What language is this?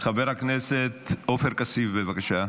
Hebrew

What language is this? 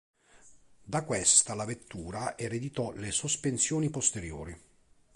Italian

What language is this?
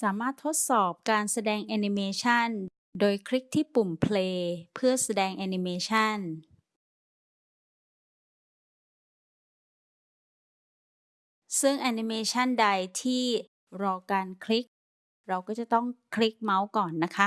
Thai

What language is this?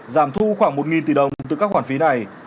Vietnamese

